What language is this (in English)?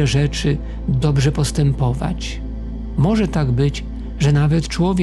Polish